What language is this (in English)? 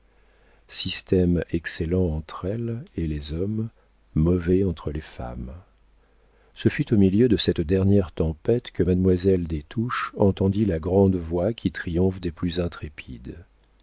French